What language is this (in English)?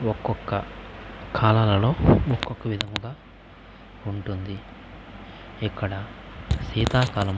Telugu